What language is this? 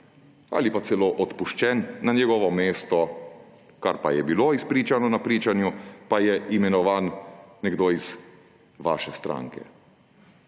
Slovenian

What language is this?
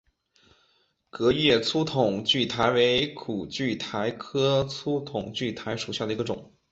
Chinese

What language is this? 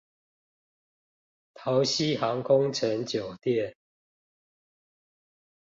Chinese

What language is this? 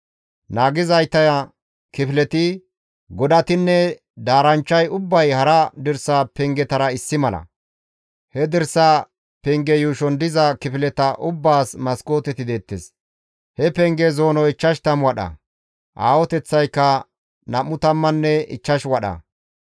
Gamo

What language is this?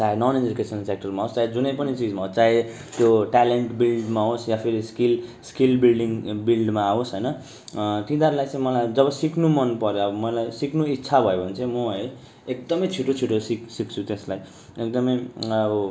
Nepali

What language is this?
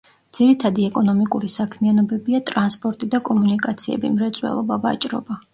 Georgian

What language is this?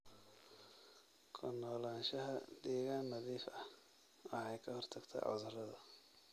Somali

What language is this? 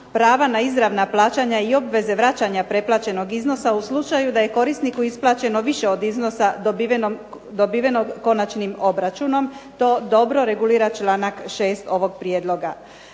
Croatian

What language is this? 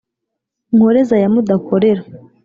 Kinyarwanda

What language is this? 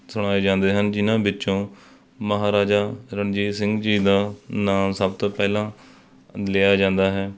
Punjabi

